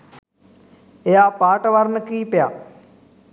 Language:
Sinhala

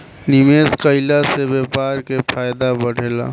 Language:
Bhojpuri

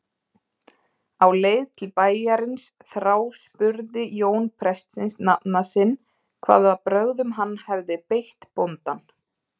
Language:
Icelandic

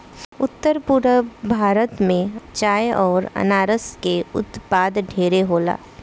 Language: Bhojpuri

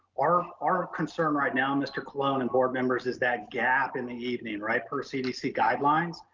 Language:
English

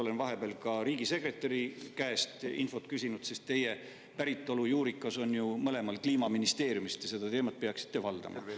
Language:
Estonian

